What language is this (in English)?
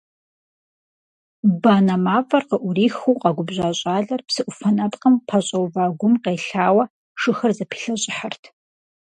Kabardian